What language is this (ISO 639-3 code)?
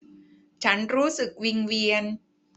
tha